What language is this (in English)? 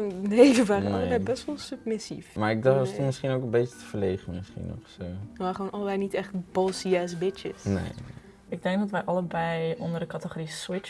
Dutch